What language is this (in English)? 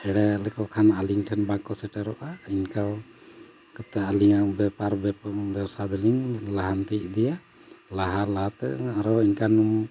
Santali